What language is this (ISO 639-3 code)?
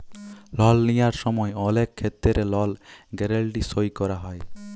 ben